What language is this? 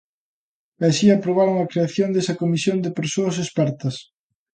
Galician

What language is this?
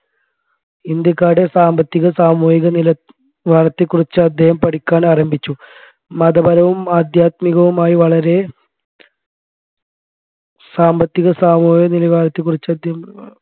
Malayalam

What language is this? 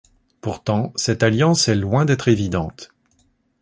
French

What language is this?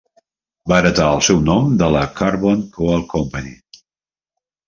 Catalan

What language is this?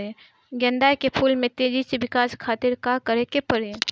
Bhojpuri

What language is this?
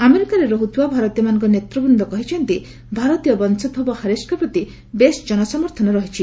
Odia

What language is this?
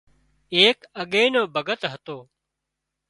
Wadiyara Koli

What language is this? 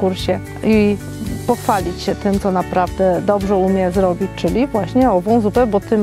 Polish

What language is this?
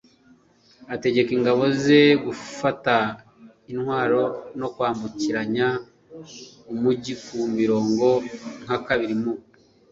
Kinyarwanda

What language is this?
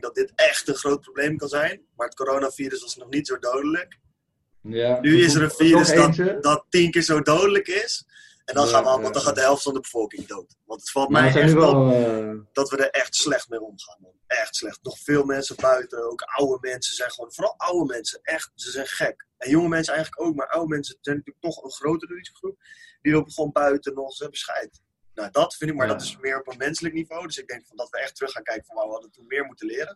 Dutch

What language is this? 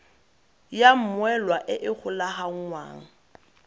Tswana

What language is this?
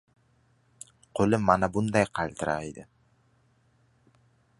Uzbek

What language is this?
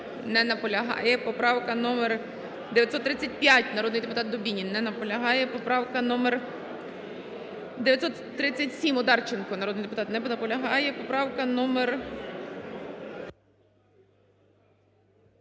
Ukrainian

